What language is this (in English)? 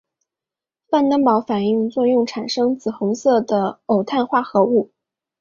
Chinese